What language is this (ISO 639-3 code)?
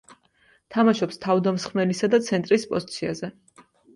kat